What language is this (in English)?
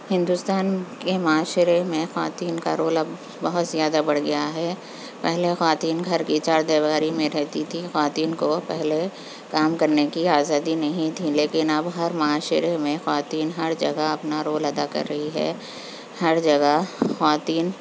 Urdu